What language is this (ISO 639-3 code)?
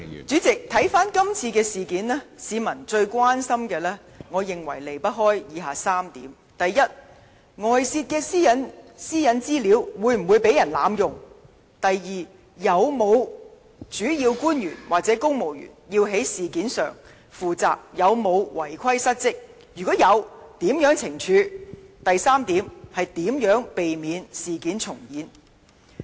yue